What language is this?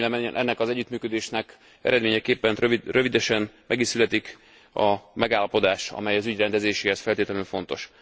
Hungarian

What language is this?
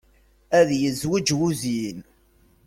Kabyle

